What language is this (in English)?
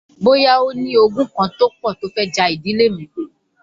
Yoruba